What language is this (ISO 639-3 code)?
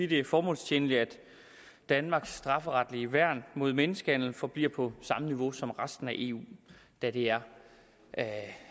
dan